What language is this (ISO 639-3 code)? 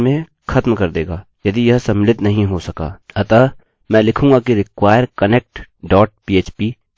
hin